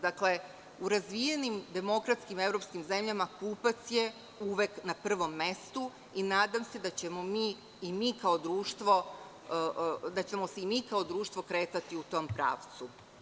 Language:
Serbian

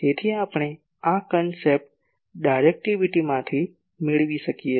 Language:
Gujarati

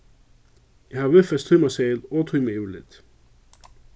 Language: Faroese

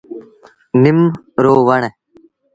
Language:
Sindhi Bhil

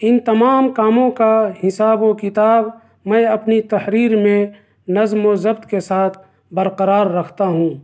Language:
Urdu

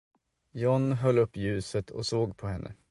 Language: Swedish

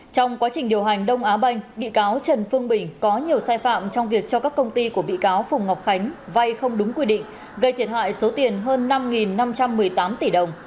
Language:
Vietnamese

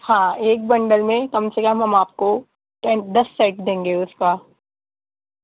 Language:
Urdu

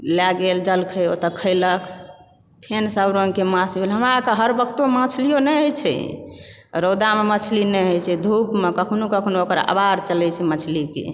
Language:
Maithili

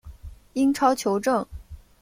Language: Chinese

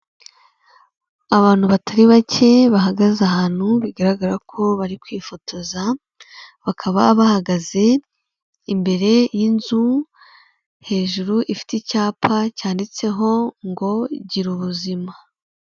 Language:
Kinyarwanda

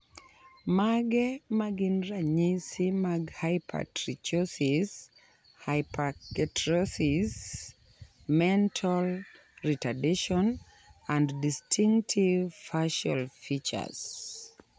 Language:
Luo (Kenya and Tanzania)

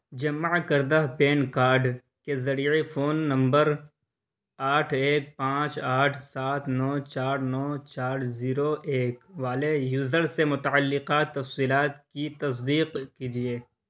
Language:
Urdu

